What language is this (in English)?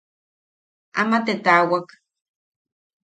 Yaqui